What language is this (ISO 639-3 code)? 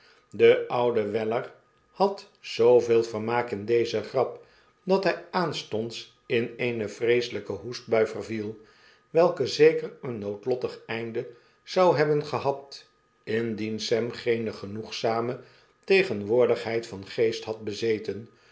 nld